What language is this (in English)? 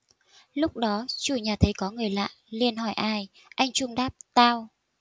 Vietnamese